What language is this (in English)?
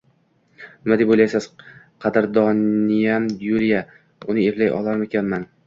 Uzbek